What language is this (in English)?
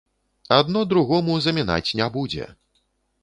Belarusian